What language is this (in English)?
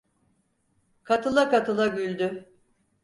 Turkish